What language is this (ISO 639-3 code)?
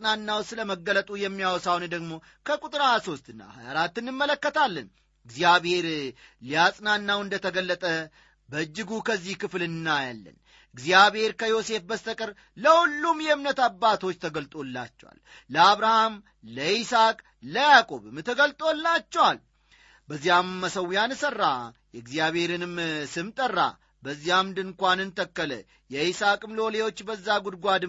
amh